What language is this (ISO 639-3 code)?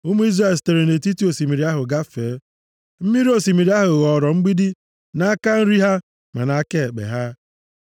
ibo